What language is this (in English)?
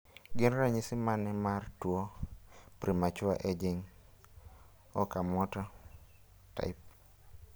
Luo (Kenya and Tanzania)